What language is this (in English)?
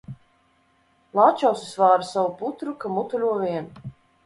Latvian